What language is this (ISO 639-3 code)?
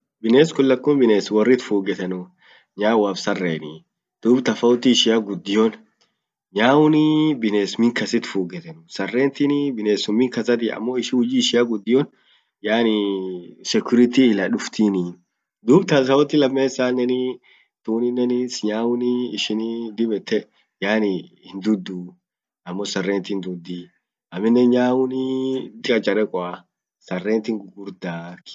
orc